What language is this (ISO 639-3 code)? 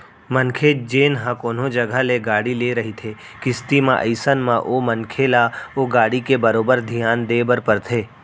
hne